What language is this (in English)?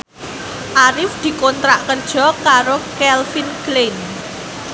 Javanese